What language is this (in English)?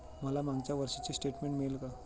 Marathi